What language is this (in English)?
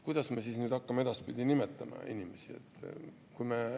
Estonian